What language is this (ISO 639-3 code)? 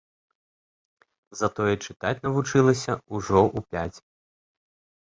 bel